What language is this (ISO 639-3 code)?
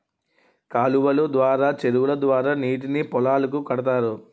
tel